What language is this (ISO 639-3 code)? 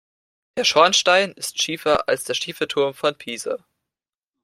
deu